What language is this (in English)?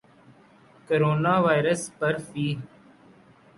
Urdu